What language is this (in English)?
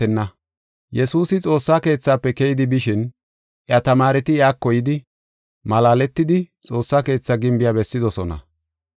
Gofa